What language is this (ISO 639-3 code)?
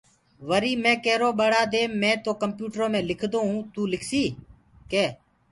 ggg